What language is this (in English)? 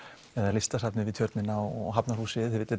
Icelandic